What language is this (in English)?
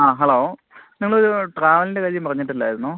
Malayalam